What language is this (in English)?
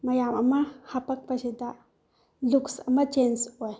Manipuri